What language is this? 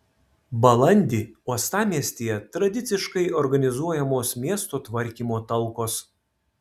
Lithuanian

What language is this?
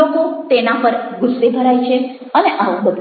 Gujarati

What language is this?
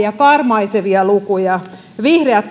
Finnish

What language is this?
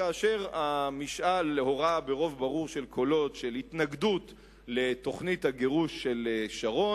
Hebrew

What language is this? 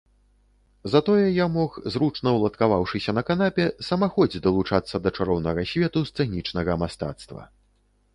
Belarusian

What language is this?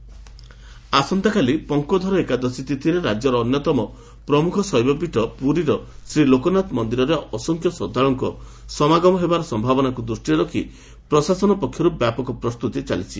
Odia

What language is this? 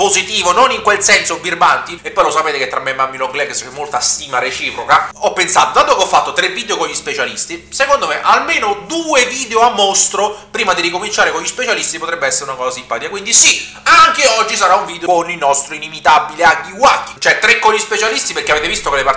Italian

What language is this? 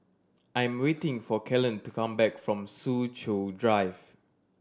English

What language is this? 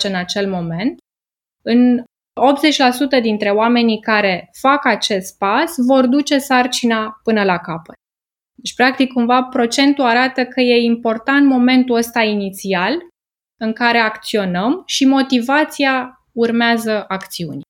Romanian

